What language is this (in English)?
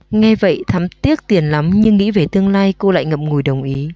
Vietnamese